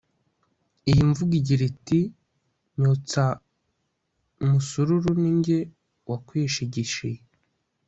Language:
Kinyarwanda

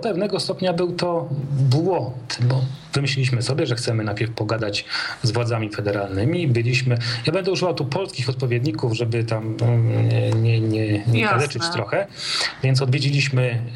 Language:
Polish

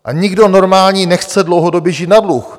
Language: Czech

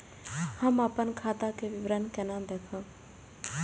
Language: Maithili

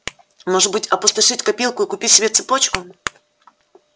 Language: Russian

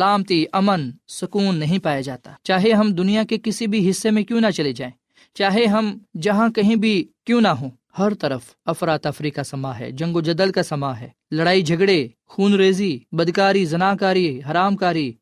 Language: Urdu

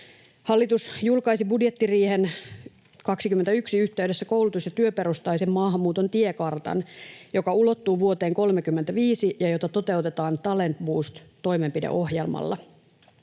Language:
Finnish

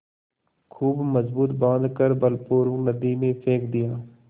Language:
Hindi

